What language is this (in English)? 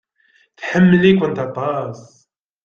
Kabyle